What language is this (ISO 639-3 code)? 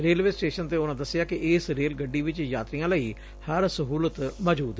pan